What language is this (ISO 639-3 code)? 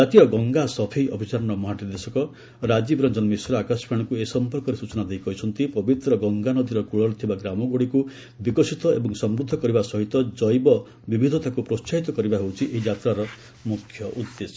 ori